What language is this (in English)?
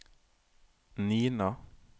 Norwegian